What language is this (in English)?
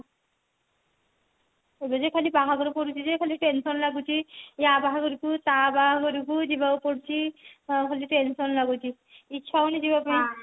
Odia